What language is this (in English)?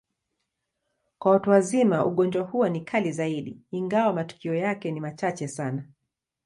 Swahili